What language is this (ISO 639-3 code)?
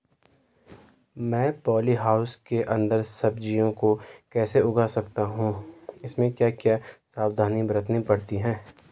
hin